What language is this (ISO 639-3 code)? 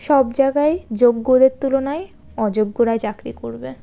ben